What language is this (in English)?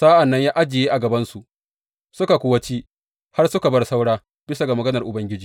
Hausa